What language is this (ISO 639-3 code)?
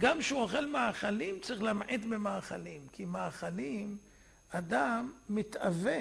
heb